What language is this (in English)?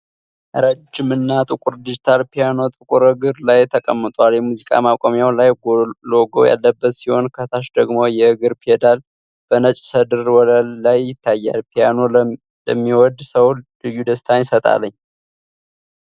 Amharic